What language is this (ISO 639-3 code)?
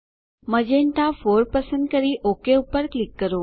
guj